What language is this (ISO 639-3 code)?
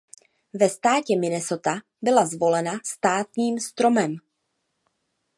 ces